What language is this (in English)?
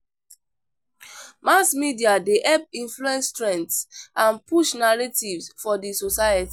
Nigerian Pidgin